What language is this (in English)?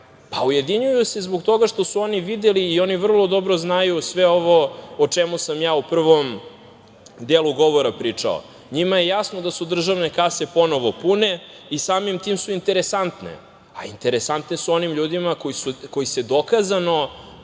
Serbian